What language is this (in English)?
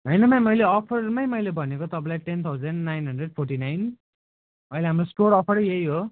Nepali